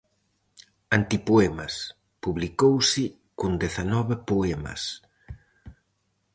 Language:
Galician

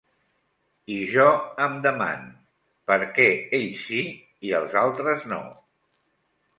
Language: Catalan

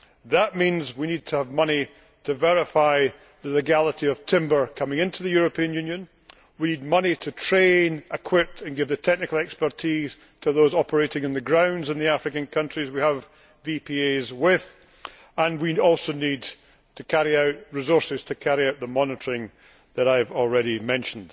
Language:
English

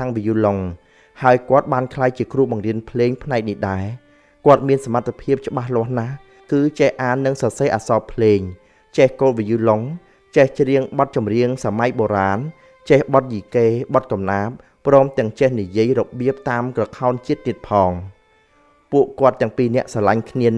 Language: Thai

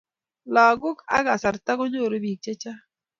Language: Kalenjin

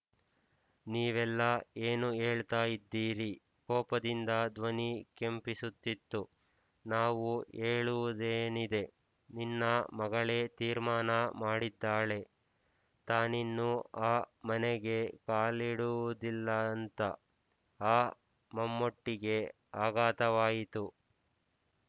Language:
Kannada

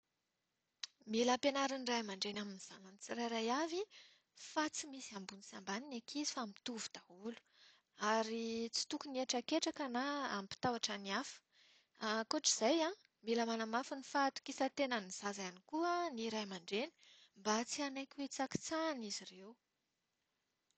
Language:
Malagasy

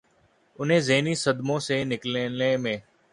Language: Urdu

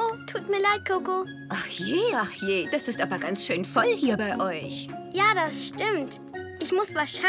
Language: German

